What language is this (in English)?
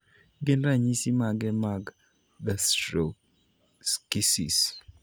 Luo (Kenya and Tanzania)